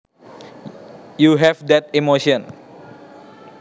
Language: Javanese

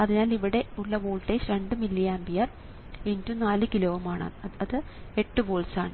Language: Malayalam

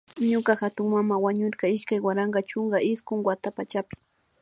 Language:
Imbabura Highland Quichua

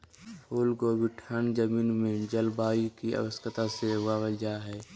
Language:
Magahi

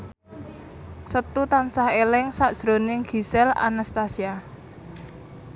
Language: Javanese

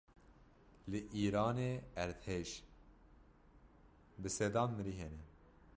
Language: Kurdish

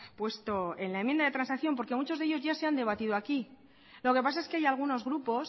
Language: Spanish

